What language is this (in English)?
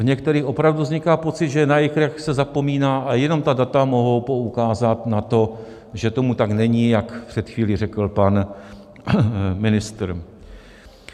Czech